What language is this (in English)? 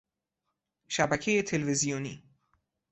Persian